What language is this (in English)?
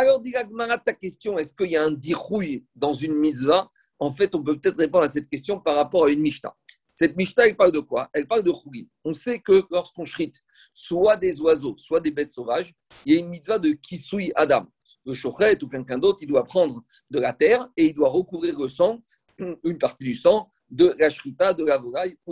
French